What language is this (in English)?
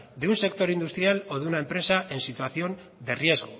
Spanish